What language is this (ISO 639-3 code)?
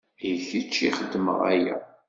kab